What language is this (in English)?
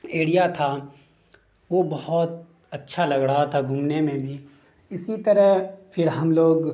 Urdu